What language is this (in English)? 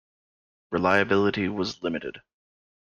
English